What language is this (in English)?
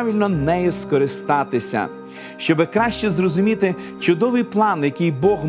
Ukrainian